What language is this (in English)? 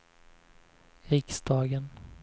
Swedish